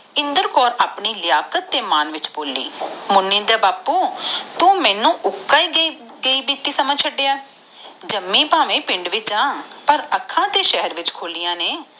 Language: Punjabi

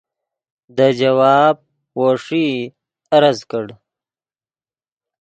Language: Yidgha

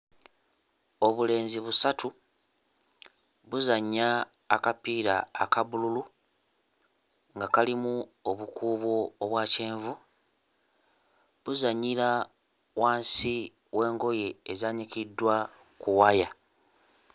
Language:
Ganda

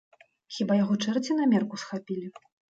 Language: Belarusian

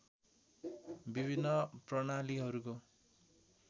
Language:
Nepali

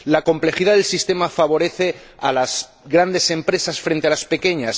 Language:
Spanish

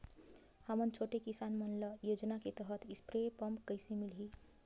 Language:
Chhattisgarhi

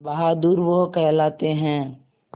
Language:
Hindi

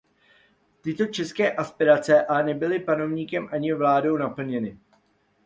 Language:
Czech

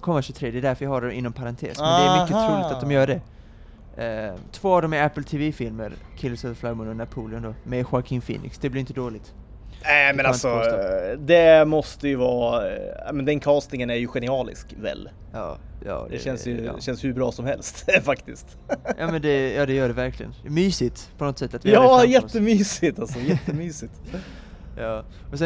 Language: Swedish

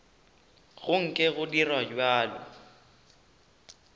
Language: Northern Sotho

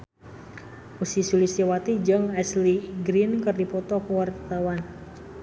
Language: Sundanese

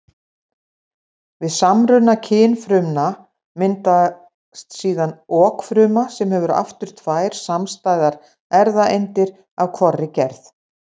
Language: Icelandic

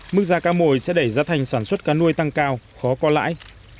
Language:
Vietnamese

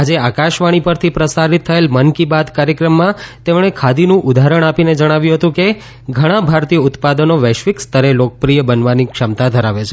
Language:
Gujarati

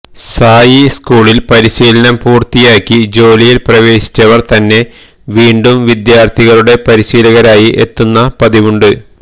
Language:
Malayalam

